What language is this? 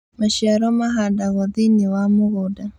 Kikuyu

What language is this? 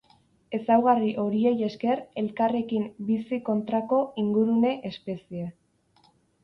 Basque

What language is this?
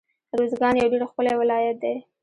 Pashto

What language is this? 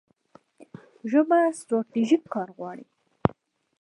Pashto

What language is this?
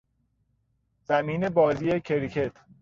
Persian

